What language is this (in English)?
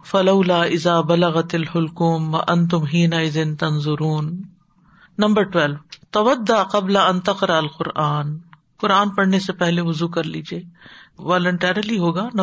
Urdu